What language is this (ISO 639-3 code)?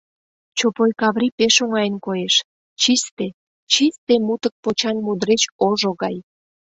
chm